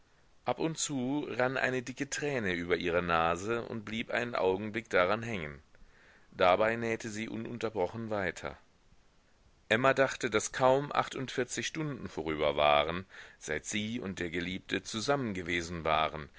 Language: German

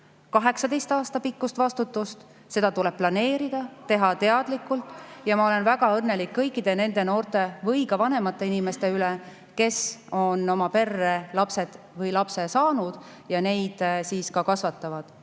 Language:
Estonian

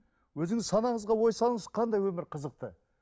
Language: Kazakh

